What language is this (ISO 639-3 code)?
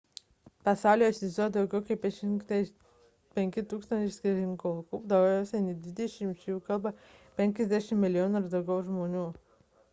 lit